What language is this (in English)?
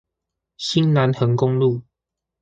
Chinese